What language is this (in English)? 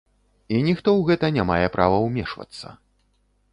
Belarusian